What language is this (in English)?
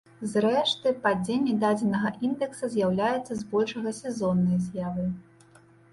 Belarusian